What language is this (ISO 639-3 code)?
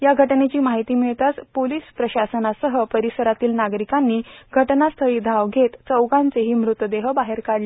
mar